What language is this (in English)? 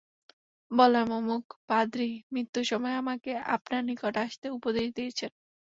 Bangla